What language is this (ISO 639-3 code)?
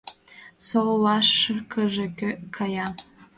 chm